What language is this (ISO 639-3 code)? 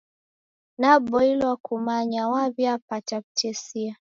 dav